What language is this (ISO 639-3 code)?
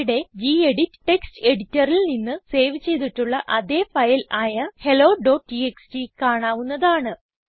mal